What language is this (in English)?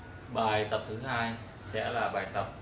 Vietnamese